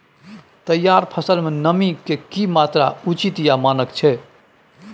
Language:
Maithili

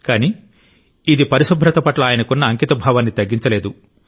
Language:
Telugu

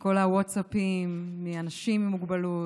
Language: Hebrew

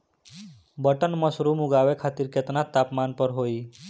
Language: Bhojpuri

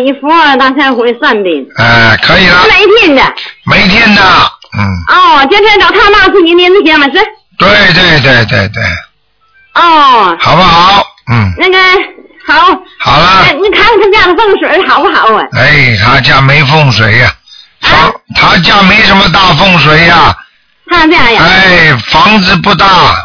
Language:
Chinese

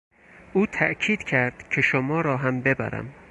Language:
Persian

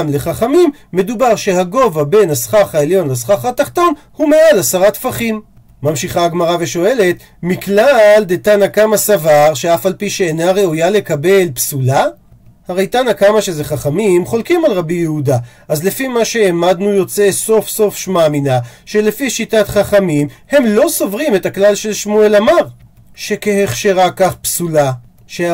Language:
Hebrew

